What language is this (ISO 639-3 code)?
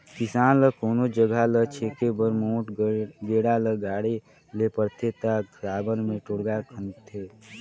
hne